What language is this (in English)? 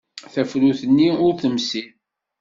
Kabyle